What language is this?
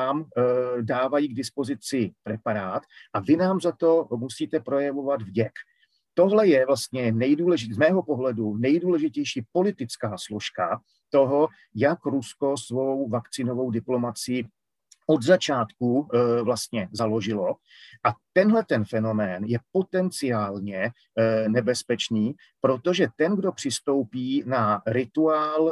Czech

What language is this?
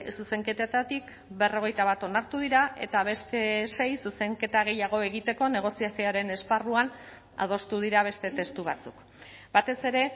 Basque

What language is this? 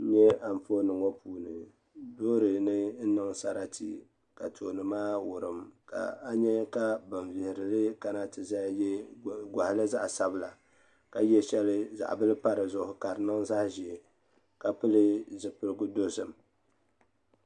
Dagbani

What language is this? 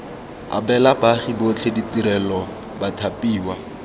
Tswana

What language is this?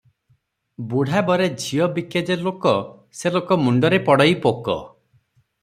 Odia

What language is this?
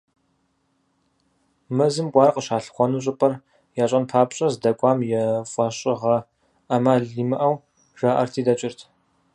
Kabardian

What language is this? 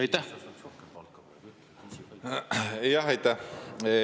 Estonian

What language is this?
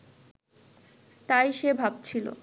Bangla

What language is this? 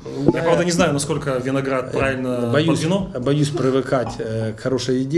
Russian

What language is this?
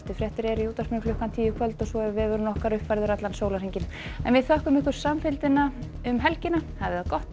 Icelandic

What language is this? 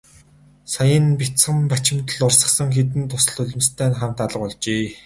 Mongolian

